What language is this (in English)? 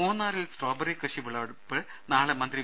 Malayalam